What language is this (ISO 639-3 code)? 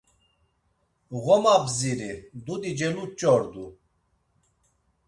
lzz